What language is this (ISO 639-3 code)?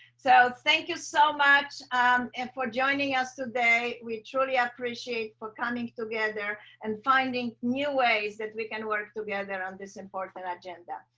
eng